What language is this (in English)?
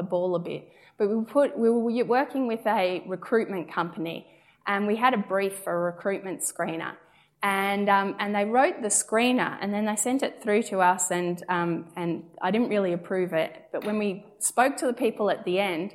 English